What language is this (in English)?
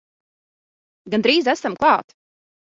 Latvian